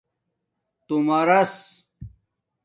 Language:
Domaaki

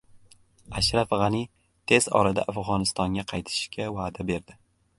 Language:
Uzbek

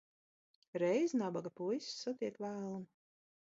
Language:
Latvian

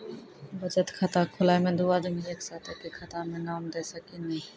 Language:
Maithili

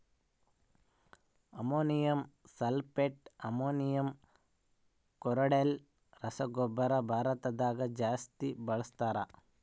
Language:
Kannada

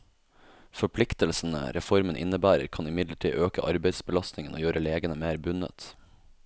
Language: Norwegian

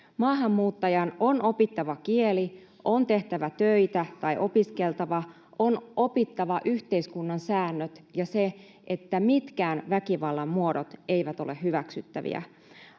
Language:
Finnish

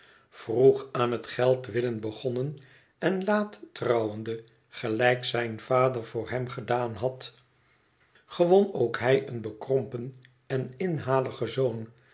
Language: Dutch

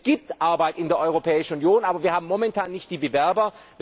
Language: German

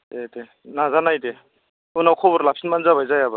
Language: Bodo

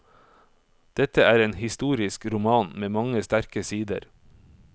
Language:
Norwegian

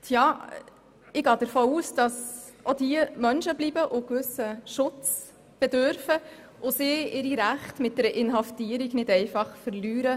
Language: Swiss German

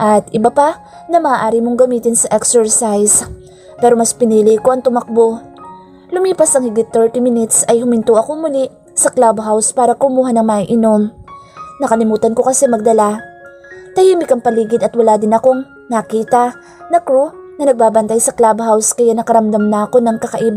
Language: Filipino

